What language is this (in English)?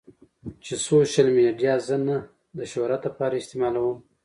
Pashto